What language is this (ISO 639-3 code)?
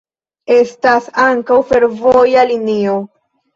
epo